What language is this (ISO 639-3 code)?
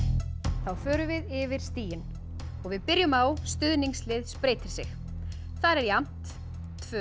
isl